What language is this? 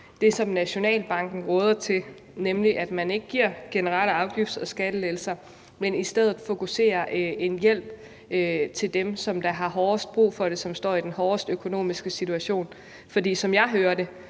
Danish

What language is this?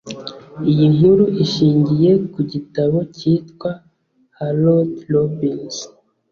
Kinyarwanda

